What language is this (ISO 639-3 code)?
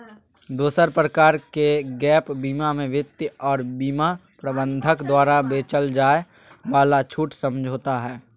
mag